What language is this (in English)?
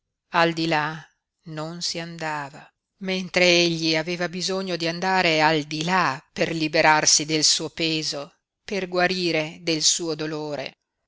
Italian